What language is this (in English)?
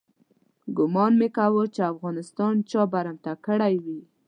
Pashto